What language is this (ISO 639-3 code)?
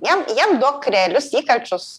lit